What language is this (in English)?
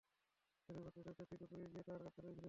Bangla